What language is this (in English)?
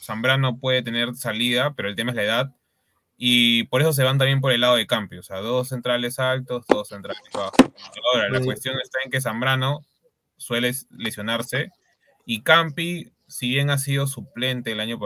Spanish